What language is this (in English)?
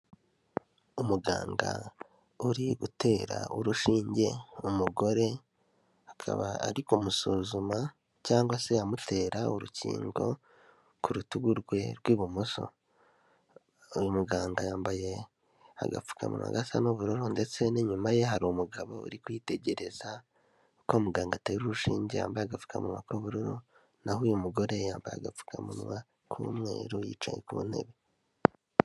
Kinyarwanda